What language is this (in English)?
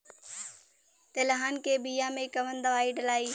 Bhojpuri